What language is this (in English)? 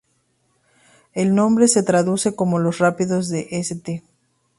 Spanish